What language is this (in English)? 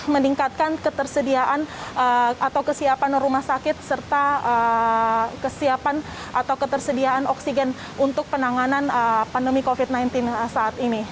Indonesian